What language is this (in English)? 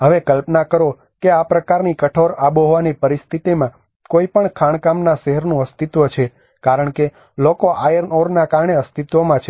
Gujarati